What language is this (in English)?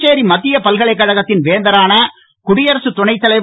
Tamil